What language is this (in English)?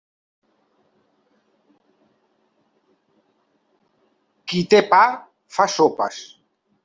Catalan